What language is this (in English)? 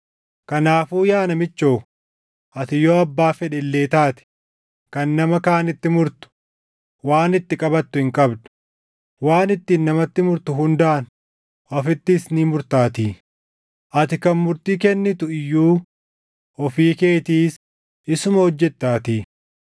Oromo